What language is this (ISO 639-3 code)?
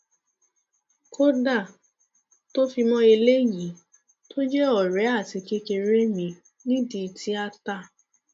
yor